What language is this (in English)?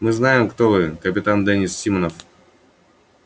Russian